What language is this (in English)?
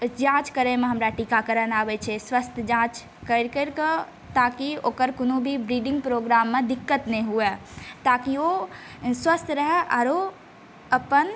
Maithili